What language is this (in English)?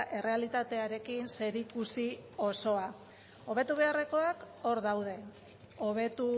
Basque